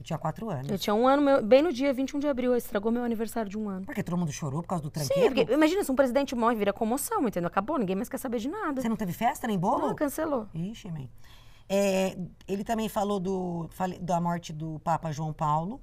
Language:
Portuguese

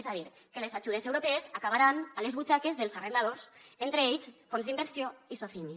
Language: Catalan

